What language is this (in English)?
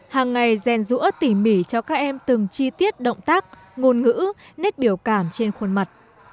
Vietnamese